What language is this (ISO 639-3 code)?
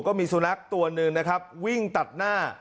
tha